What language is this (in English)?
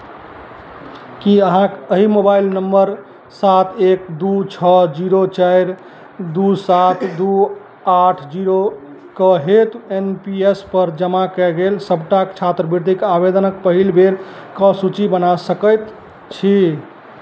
Maithili